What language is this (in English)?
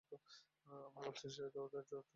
Bangla